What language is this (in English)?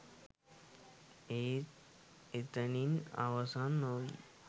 Sinhala